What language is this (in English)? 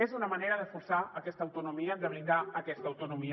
Catalan